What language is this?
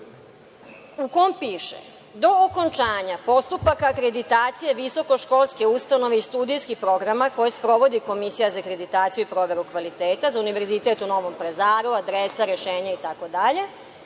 Serbian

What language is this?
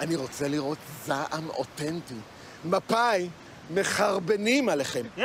Hebrew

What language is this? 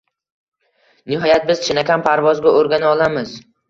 Uzbek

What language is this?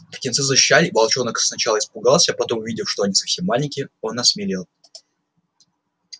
Russian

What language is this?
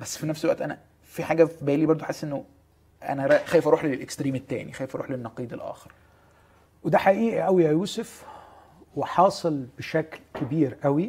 Arabic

